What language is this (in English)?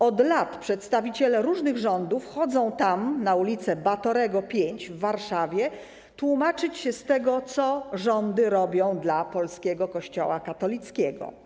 Polish